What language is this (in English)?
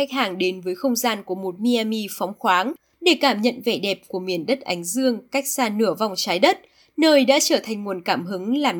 Vietnamese